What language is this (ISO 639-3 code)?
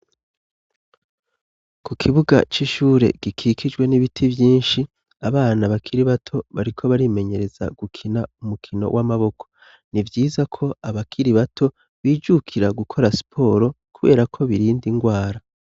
run